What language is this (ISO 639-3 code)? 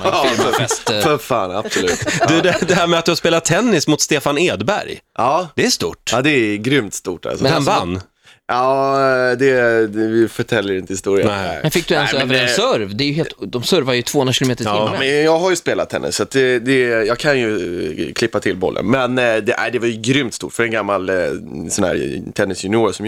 swe